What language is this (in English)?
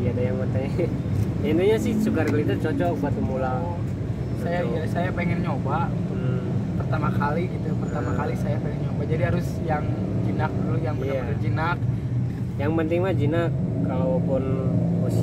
Indonesian